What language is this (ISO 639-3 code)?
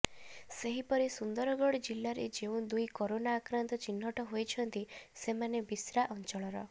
ori